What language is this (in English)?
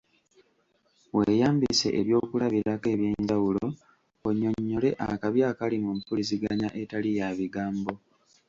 Ganda